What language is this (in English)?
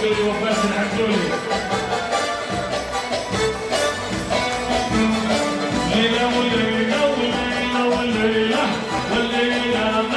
Arabic